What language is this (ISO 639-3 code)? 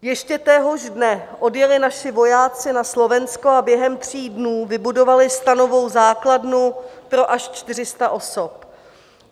ces